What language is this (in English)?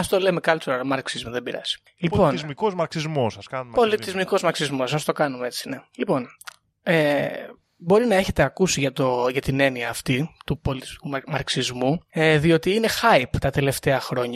Greek